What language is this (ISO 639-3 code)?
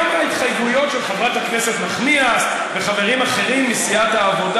heb